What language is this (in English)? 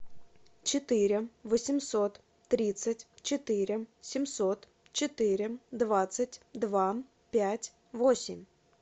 Russian